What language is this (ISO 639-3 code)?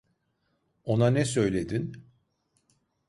tur